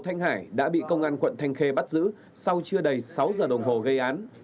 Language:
Vietnamese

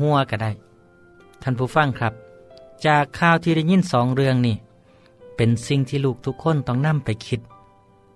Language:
Thai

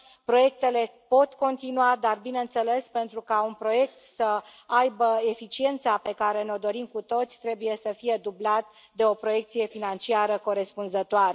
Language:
Romanian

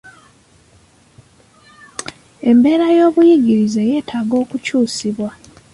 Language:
Ganda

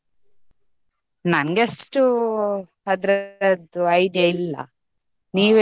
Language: Kannada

